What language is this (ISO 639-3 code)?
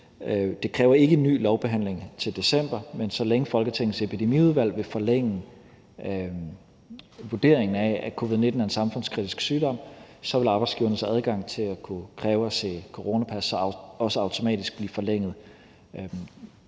dan